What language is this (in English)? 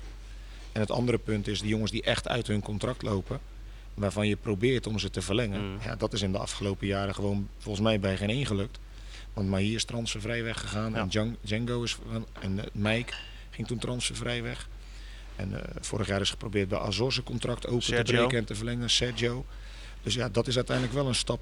Dutch